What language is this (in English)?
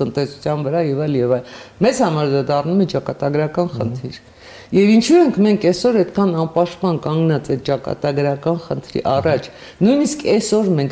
Romanian